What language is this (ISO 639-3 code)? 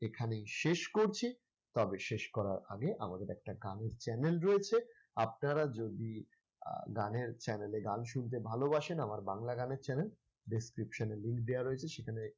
ben